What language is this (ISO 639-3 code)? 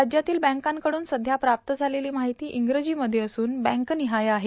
mar